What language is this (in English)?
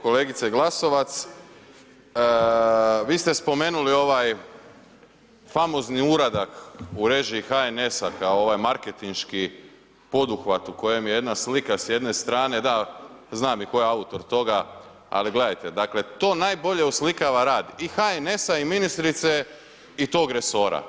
Croatian